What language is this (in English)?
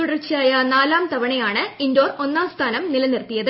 Malayalam